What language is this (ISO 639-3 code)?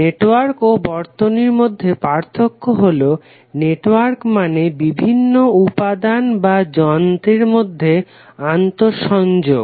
ben